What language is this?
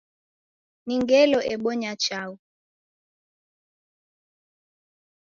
Taita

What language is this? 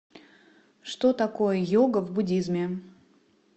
Russian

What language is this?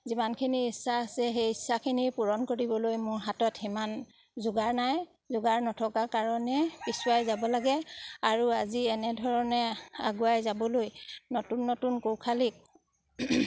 Assamese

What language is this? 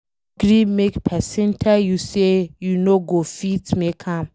Nigerian Pidgin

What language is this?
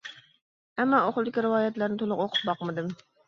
Uyghur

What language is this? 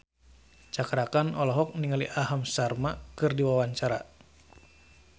Sundanese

